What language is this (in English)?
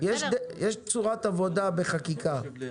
Hebrew